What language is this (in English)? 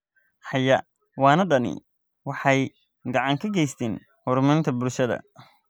Somali